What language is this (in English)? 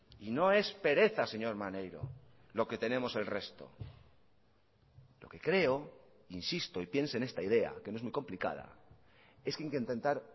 Spanish